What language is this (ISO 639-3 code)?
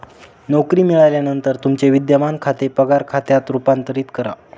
mar